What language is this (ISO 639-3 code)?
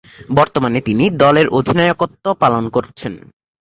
ben